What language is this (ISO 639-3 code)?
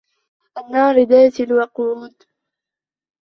ara